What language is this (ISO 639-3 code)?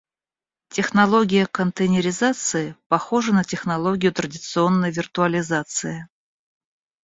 rus